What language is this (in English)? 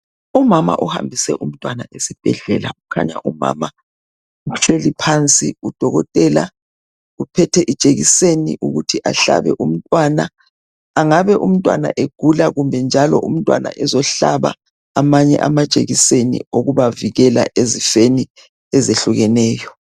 North Ndebele